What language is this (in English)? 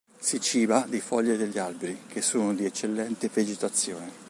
Italian